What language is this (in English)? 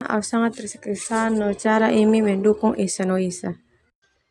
Termanu